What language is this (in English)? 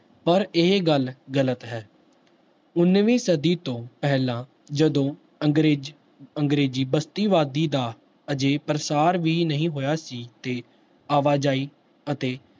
Punjabi